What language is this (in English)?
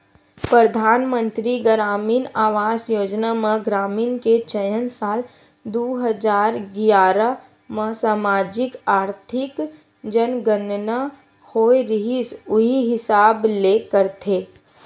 Chhattisgarhi